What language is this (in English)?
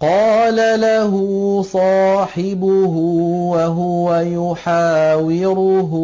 Arabic